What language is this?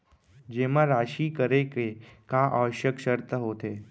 Chhattisgarhi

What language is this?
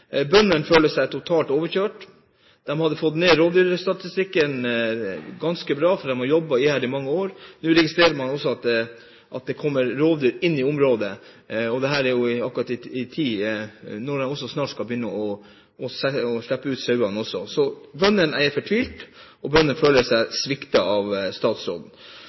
Norwegian Bokmål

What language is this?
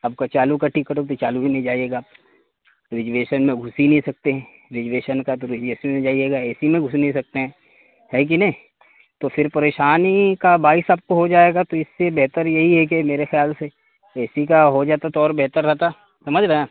Urdu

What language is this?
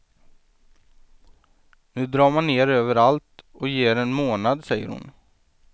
Swedish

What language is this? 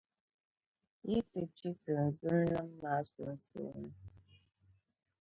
Dagbani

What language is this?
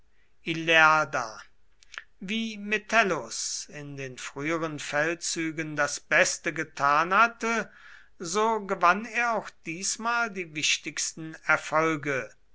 German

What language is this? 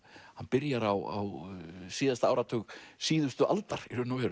Icelandic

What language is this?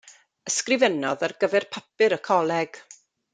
Welsh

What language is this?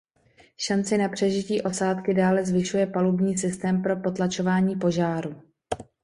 Czech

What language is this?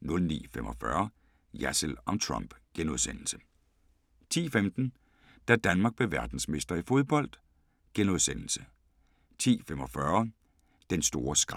Danish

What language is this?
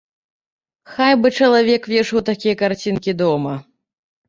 Belarusian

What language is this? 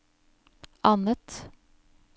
Norwegian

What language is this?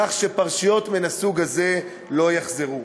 Hebrew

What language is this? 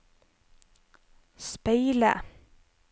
Norwegian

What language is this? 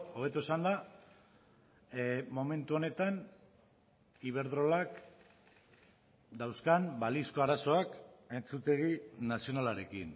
Basque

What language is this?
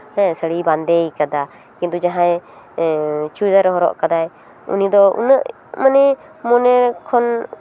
Santali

